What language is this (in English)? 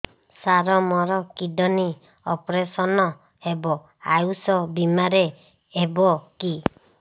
Odia